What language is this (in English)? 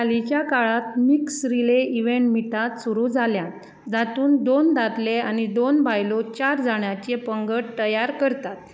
Konkani